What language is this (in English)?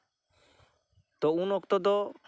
Santali